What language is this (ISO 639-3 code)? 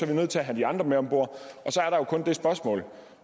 dan